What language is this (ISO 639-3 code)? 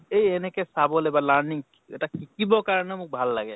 asm